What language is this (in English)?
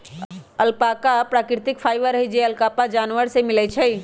Magahi